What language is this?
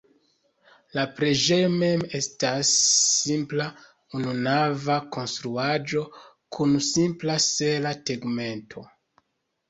Esperanto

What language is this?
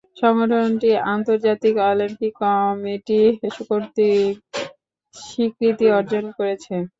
Bangla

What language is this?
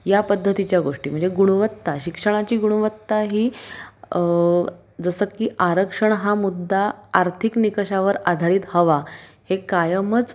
Marathi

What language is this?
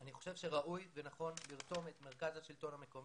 Hebrew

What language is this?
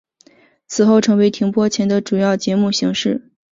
Chinese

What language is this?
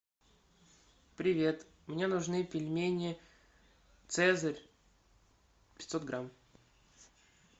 Russian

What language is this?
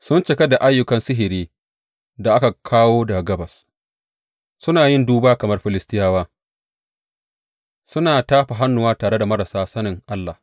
Hausa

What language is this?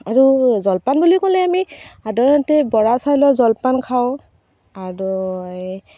Assamese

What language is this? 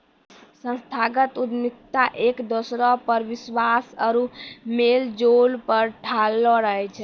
Maithili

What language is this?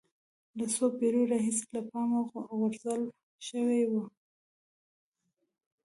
Pashto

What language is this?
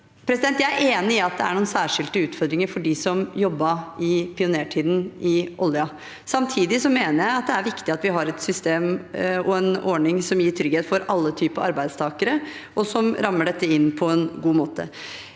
Norwegian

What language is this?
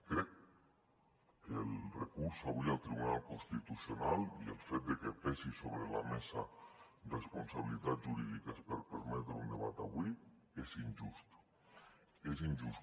Catalan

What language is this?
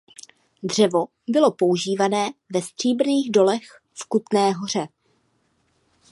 Czech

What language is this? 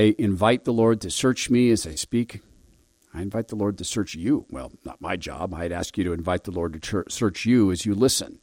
English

